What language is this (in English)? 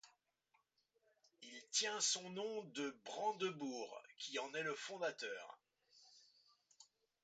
French